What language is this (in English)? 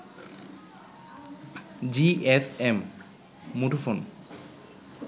Bangla